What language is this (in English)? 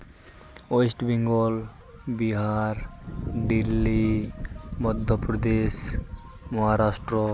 Santali